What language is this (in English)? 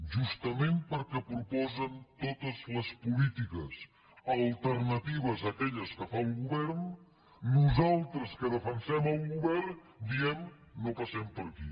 Catalan